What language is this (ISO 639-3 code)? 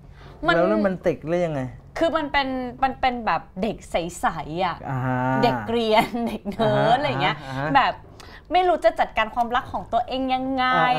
tha